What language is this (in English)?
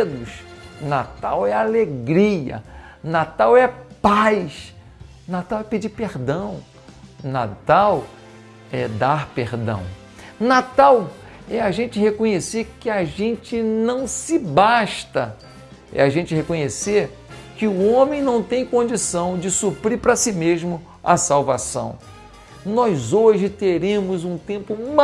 Portuguese